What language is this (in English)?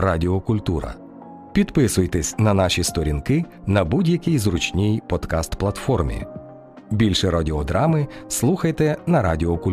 Ukrainian